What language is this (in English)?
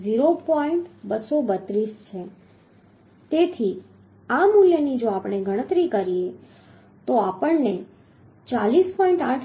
Gujarati